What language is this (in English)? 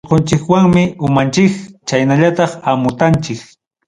Ayacucho Quechua